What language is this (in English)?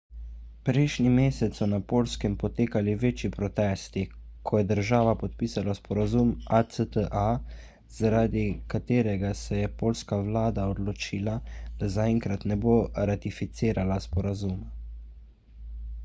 Slovenian